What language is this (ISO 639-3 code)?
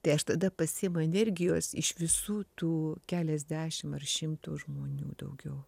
lit